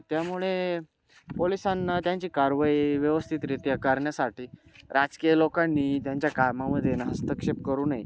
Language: Marathi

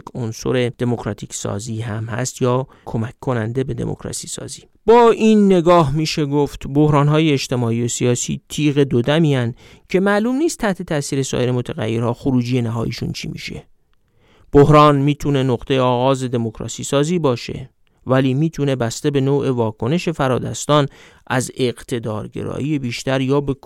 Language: Persian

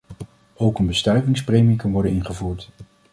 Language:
Dutch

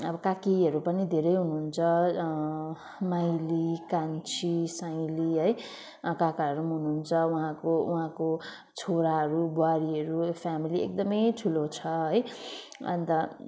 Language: Nepali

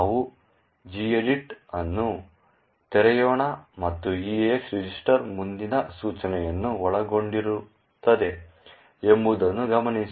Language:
Kannada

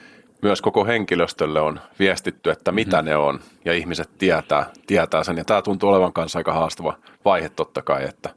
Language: Finnish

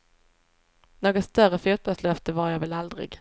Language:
Swedish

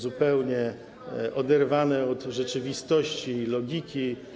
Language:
Polish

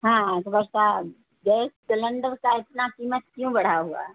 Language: Urdu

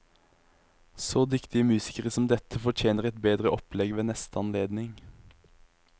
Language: Norwegian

